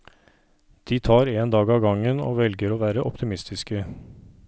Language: Norwegian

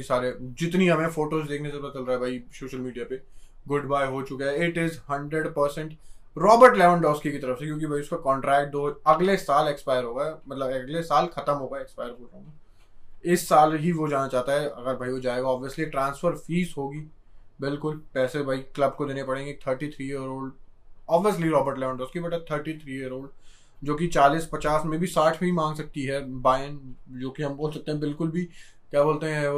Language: Hindi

